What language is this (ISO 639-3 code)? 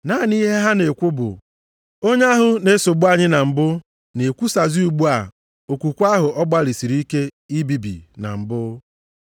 ibo